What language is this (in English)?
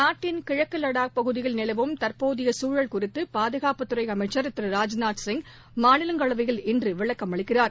Tamil